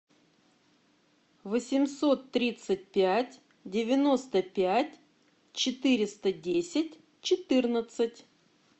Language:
Russian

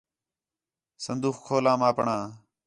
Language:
Khetrani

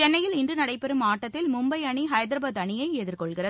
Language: Tamil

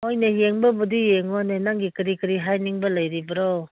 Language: Manipuri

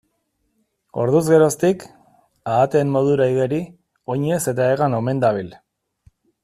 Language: Basque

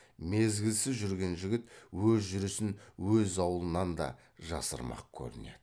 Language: Kazakh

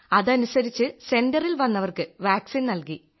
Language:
Malayalam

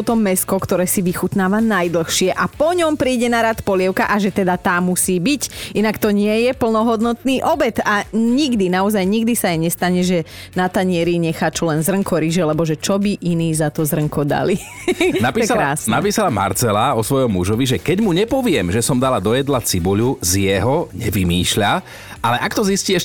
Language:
Slovak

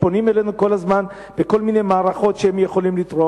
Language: Hebrew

